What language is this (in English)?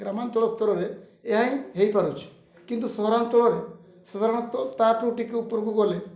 Odia